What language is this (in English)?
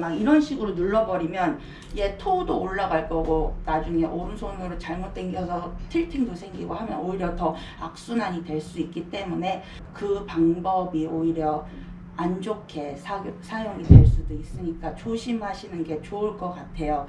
Korean